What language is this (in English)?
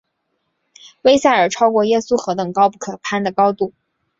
Chinese